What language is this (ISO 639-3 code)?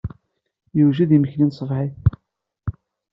kab